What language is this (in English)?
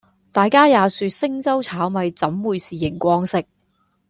Cantonese